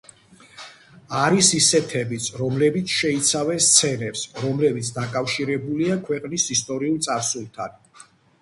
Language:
Georgian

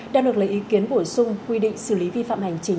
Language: Vietnamese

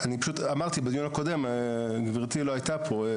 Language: Hebrew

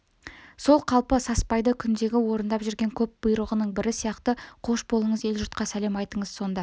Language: Kazakh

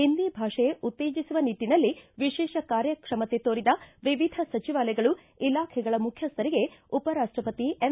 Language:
Kannada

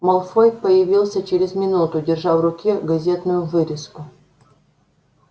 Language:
Russian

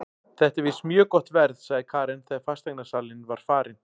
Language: Icelandic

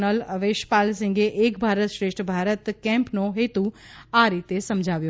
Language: Gujarati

